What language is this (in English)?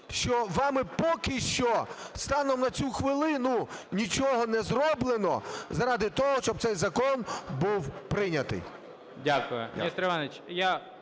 Ukrainian